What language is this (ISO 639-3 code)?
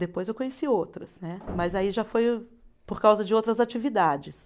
por